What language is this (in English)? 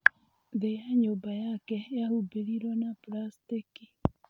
Kikuyu